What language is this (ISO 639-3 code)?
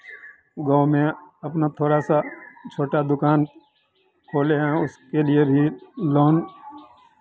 hin